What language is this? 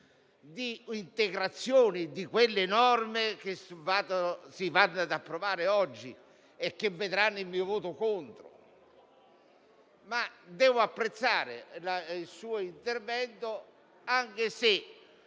Italian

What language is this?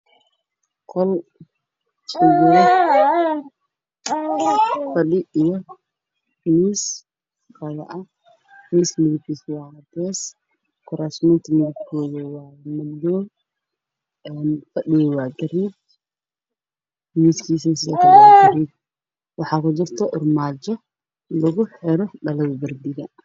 Somali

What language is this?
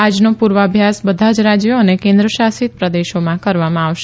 Gujarati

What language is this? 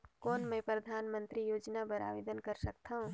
Chhattisgarhi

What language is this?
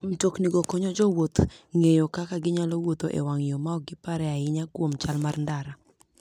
Luo (Kenya and Tanzania)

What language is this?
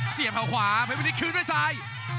Thai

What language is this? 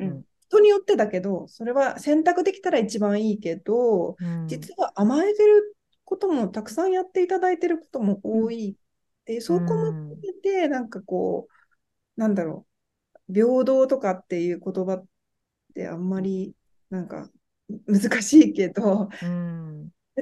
Japanese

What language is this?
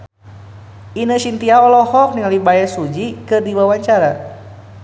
Sundanese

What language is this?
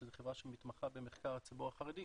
Hebrew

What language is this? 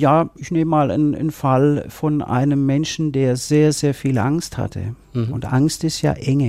German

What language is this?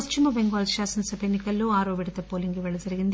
Telugu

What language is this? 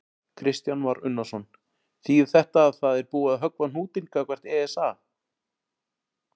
Icelandic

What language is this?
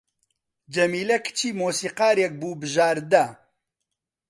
Central Kurdish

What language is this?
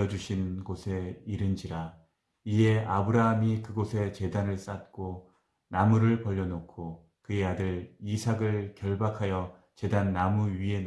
Korean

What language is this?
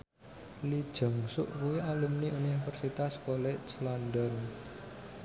Javanese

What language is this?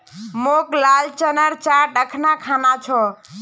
Magahi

